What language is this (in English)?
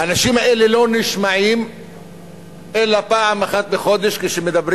Hebrew